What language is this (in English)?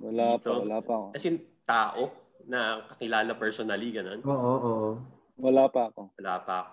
Filipino